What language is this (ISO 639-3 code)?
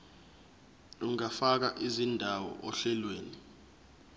zul